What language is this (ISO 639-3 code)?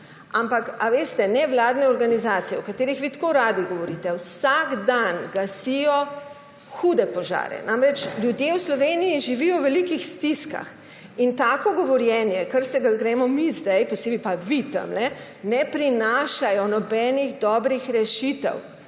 slv